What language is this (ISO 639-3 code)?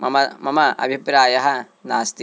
san